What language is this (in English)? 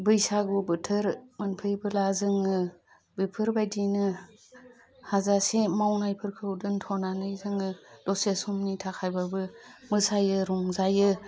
Bodo